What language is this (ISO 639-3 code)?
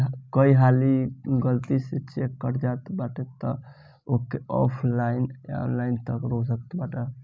bho